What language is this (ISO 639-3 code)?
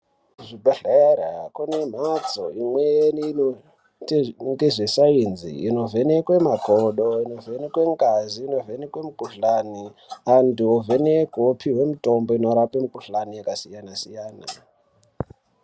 ndc